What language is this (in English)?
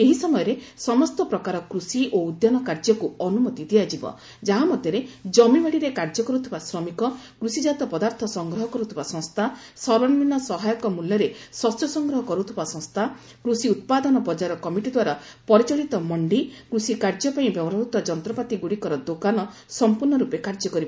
Odia